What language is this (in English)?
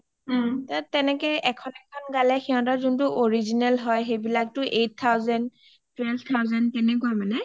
Assamese